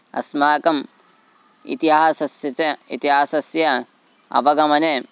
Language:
Sanskrit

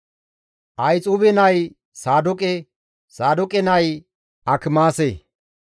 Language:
Gamo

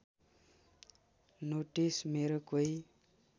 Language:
Nepali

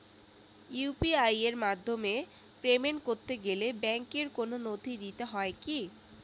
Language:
Bangla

